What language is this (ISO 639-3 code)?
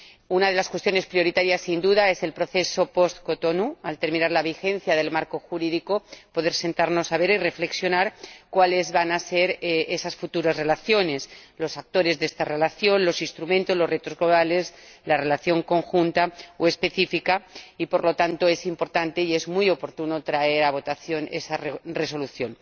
spa